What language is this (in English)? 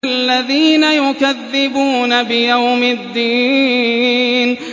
Arabic